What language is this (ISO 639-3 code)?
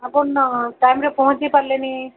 ori